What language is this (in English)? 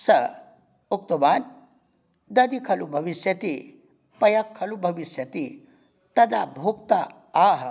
Sanskrit